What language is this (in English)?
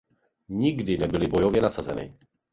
Czech